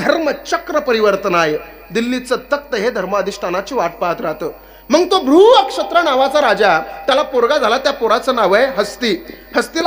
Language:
Arabic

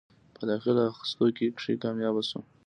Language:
Pashto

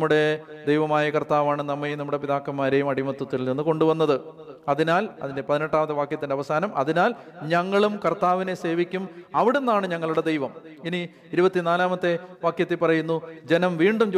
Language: Malayalam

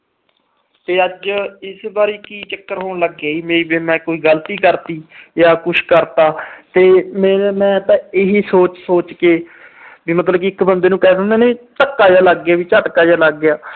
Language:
Punjabi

